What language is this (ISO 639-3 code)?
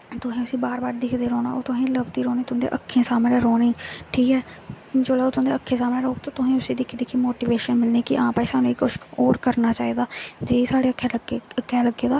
doi